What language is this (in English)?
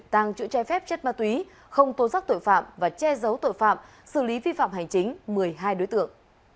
Vietnamese